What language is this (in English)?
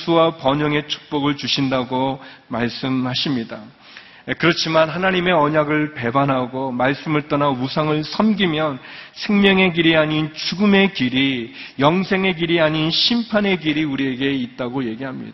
Korean